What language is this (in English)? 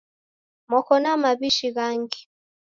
Taita